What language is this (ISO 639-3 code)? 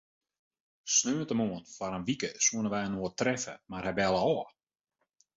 fry